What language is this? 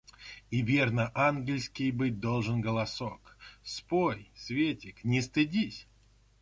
Russian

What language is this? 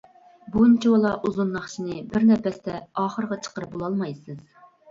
Uyghur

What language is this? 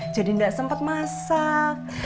Indonesian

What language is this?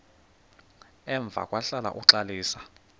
Xhosa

